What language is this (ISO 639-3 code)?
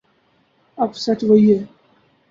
urd